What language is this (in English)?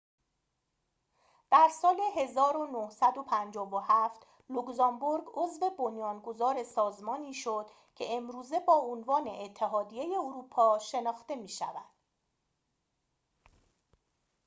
Persian